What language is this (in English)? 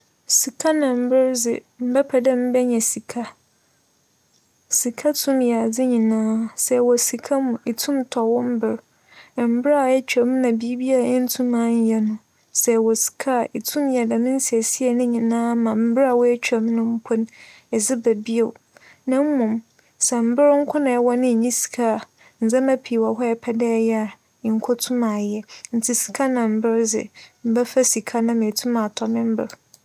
Akan